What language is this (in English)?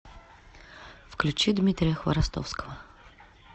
Russian